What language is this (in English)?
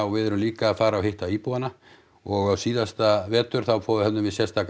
Icelandic